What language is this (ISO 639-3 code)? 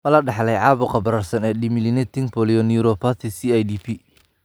som